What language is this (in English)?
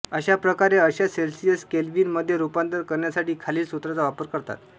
Marathi